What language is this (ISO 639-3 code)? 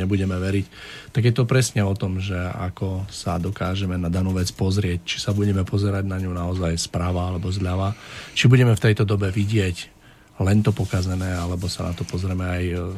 slk